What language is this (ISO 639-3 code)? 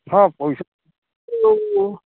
ori